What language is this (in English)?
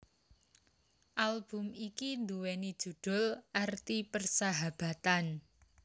Javanese